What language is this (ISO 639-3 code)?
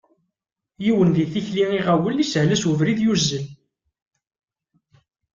kab